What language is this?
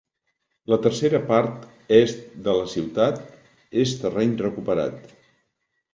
Catalan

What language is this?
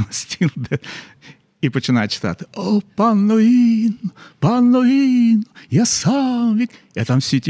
Ukrainian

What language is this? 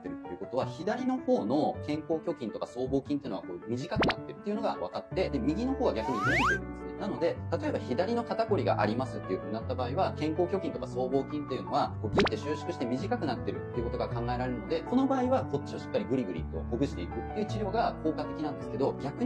Japanese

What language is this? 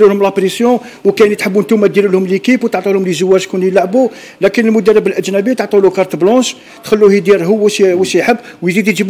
Arabic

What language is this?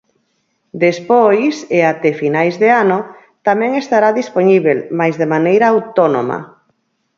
Galician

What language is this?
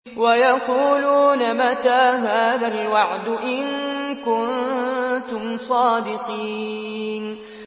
Arabic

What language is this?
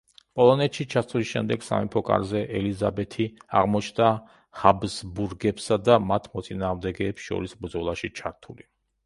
Georgian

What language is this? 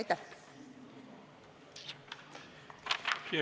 Estonian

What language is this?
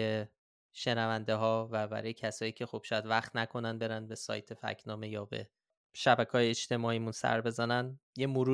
Persian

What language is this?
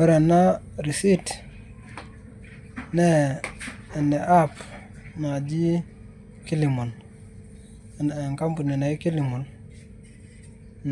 Masai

